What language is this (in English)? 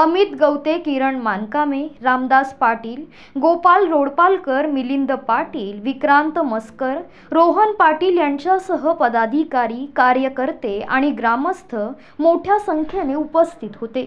Marathi